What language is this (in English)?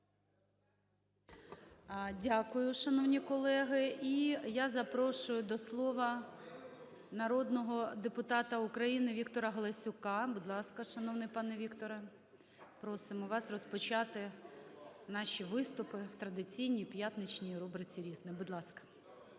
Ukrainian